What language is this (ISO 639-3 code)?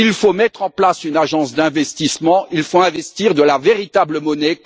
fra